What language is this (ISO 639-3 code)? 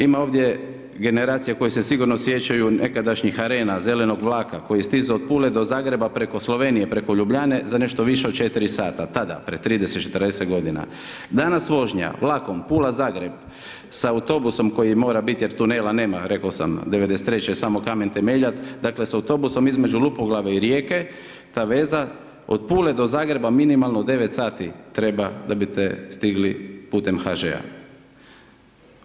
hrv